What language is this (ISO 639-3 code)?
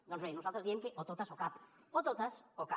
cat